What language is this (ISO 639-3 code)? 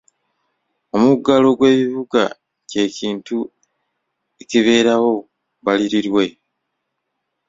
lug